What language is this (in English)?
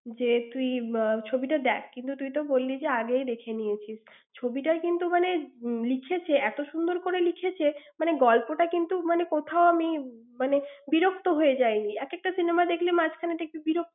Bangla